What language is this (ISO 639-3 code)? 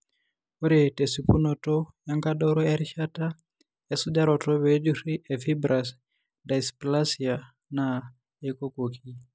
mas